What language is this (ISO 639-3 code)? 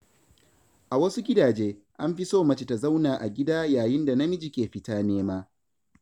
hau